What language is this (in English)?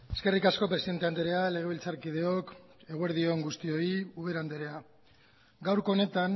Basque